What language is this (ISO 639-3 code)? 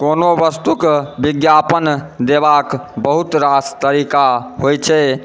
mai